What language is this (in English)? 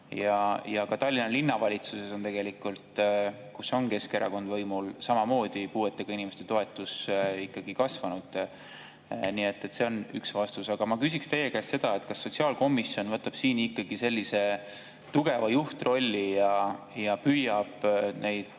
Estonian